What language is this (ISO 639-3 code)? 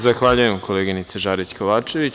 srp